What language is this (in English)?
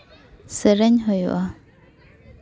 Santali